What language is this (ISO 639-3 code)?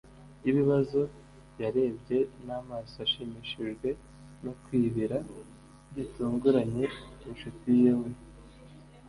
kin